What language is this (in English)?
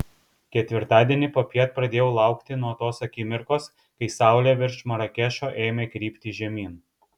Lithuanian